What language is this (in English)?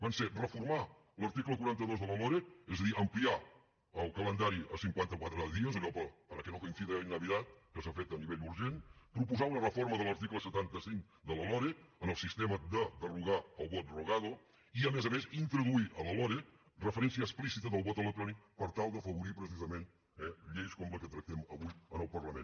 Catalan